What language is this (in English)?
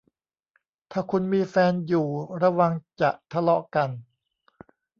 Thai